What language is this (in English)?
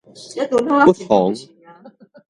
Min Nan Chinese